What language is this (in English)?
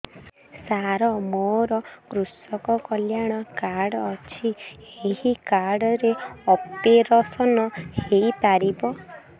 Odia